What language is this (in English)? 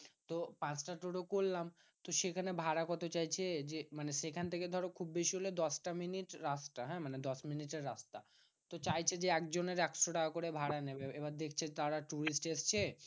Bangla